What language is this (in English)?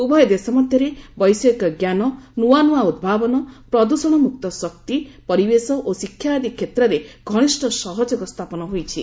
Odia